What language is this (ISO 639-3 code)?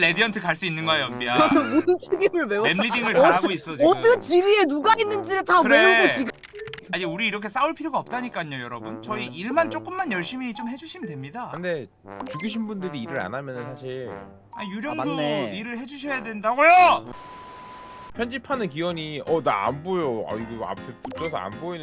kor